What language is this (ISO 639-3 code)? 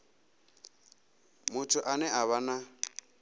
ven